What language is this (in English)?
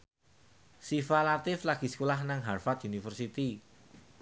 Javanese